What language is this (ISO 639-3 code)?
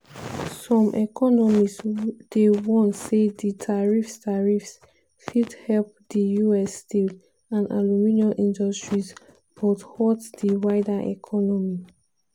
pcm